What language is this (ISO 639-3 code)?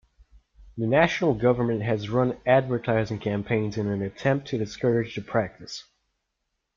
eng